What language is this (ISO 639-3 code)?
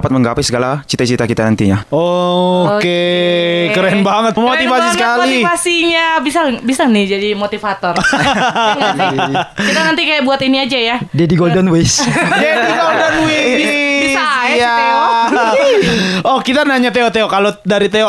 ind